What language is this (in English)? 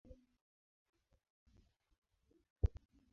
Swahili